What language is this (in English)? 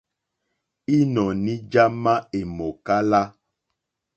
Mokpwe